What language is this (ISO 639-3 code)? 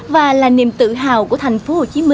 vie